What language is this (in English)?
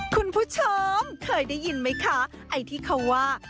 Thai